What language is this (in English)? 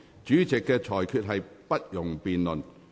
Cantonese